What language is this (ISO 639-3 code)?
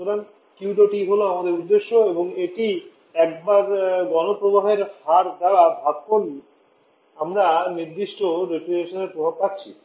ben